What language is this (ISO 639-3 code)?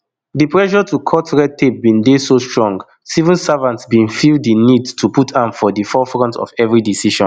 pcm